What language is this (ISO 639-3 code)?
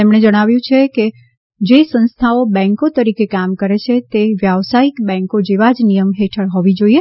guj